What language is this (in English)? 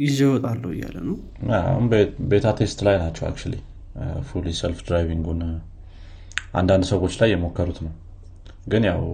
Amharic